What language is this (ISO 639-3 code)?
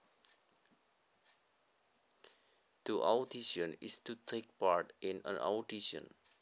jav